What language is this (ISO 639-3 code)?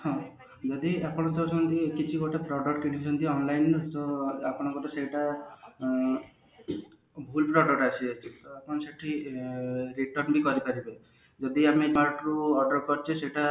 ori